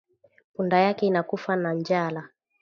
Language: Swahili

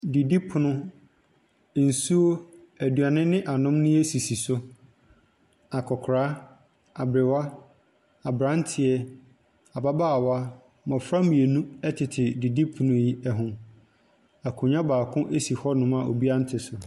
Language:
Akan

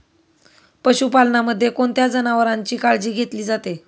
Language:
Marathi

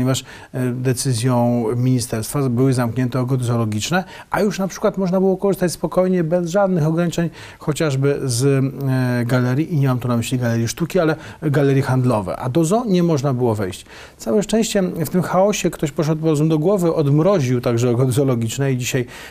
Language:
Polish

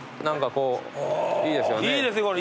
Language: Japanese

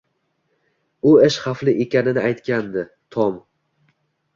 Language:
Uzbek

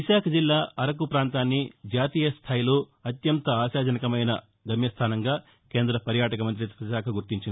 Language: Telugu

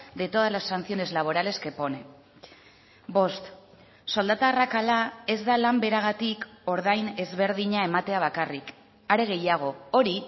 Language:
Basque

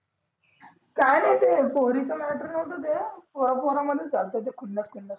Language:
Marathi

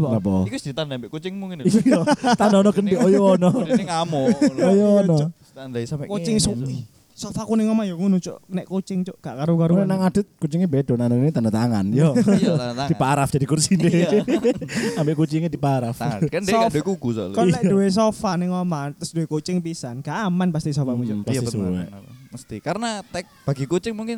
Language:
Indonesian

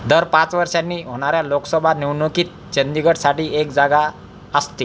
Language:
Marathi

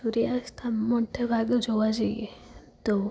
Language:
Gujarati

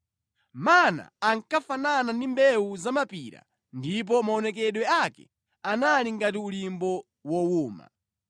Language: Nyanja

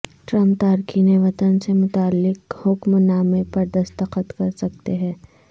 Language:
Urdu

